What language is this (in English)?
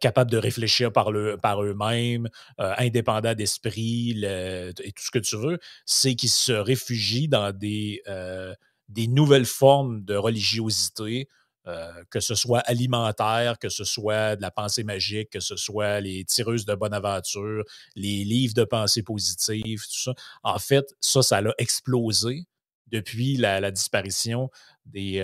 French